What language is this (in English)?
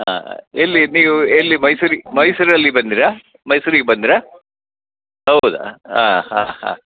Kannada